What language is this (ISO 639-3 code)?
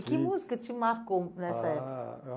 por